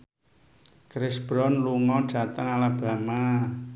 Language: Javanese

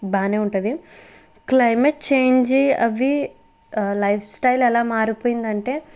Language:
Telugu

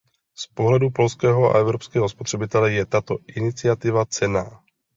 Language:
Czech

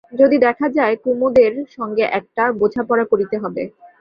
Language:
Bangla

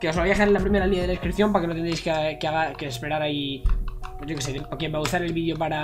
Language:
Spanish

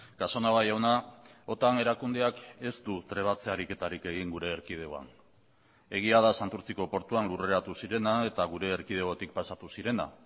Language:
Basque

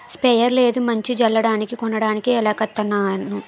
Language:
Telugu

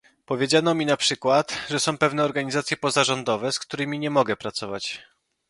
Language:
Polish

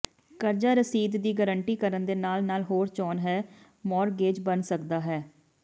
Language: Punjabi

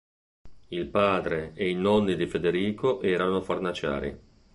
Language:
Italian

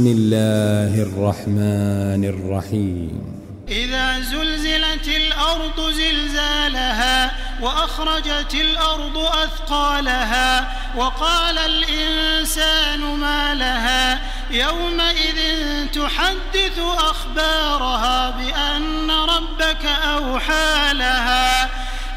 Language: Arabic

